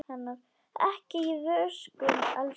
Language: Icelandic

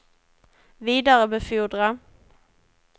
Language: Swedish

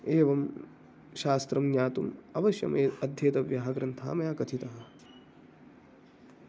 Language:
Sanskrit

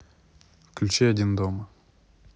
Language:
Russian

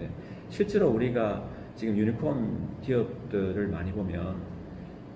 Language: Korean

